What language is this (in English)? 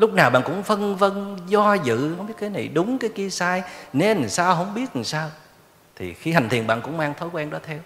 Vietnamese